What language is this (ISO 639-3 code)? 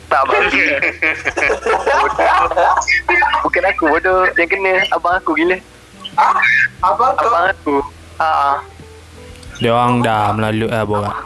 msa